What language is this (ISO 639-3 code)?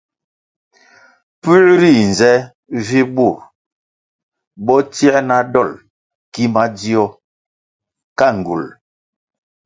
nmg